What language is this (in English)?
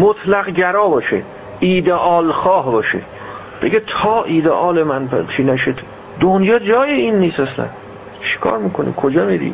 Persian